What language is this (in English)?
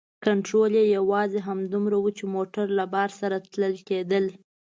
Pashto